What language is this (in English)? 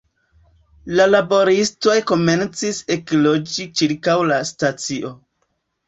Esperanto